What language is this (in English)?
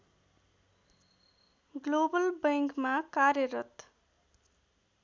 Nepali